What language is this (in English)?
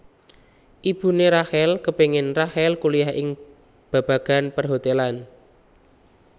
Javanese